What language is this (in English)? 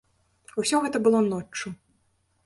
Belarusian